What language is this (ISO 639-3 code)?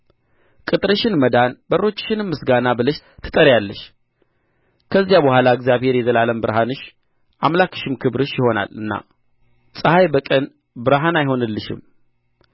amh